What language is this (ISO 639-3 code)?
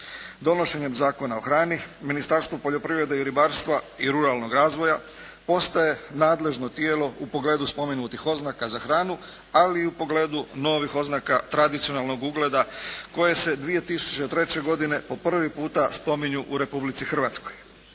hrv